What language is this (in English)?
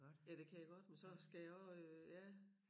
Danish